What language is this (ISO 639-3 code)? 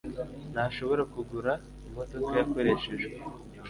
kin